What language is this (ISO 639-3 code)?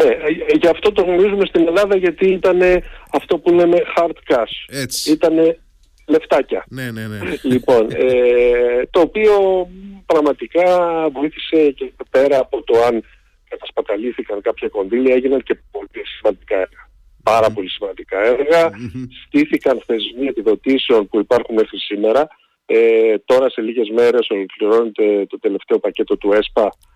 ell